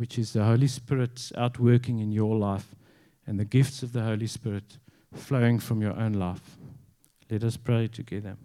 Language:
English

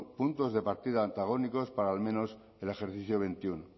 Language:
Spanish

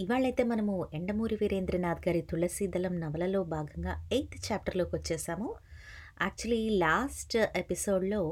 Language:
Telugu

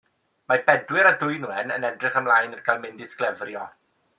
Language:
Welsh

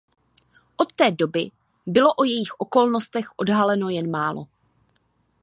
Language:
Czech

